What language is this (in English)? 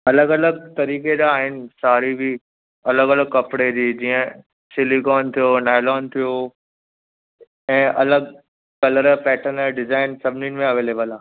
Sindhi